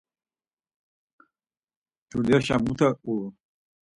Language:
Laz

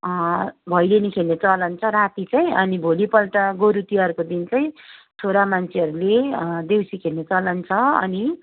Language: Nepali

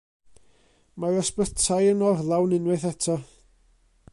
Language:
Welsh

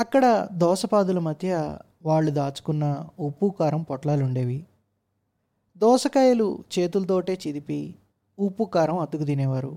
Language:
Telugu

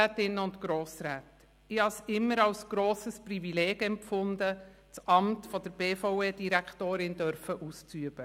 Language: Swiss German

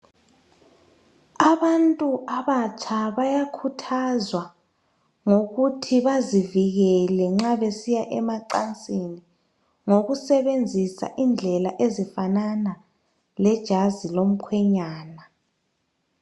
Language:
North Ndebele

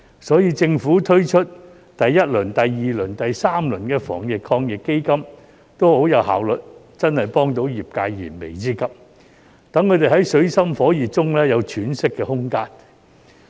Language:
Cantonese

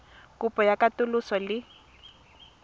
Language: Tswana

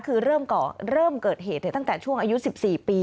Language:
Thai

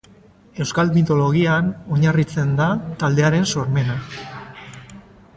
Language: Basque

